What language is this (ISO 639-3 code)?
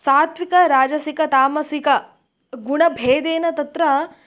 san